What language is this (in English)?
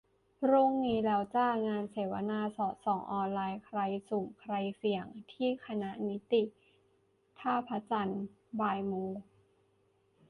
Thai